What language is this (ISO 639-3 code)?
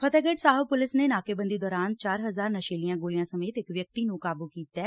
pan